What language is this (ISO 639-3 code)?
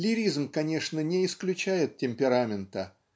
rus